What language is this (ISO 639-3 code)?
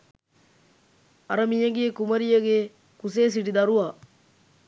sin